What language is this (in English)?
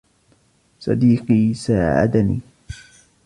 Arabic